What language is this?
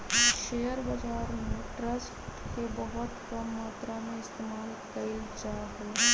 Magahi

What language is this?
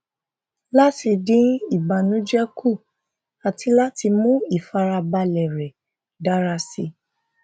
Yoruba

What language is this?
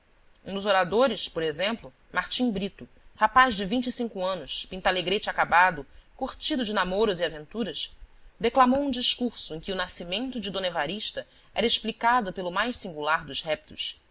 Portuguese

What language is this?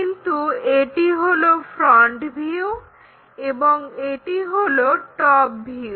Bangla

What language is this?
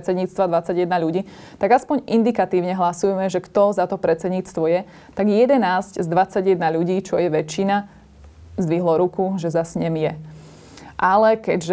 Slovak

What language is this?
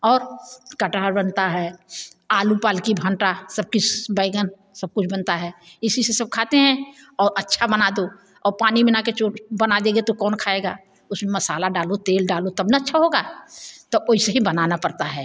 Hindi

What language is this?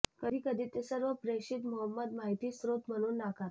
Marathi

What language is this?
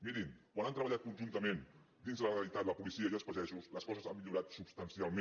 Catalan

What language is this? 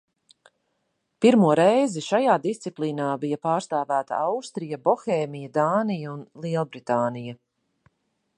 Latvian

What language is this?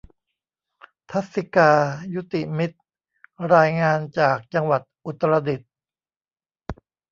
Thai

